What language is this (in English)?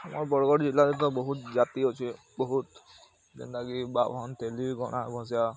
Odia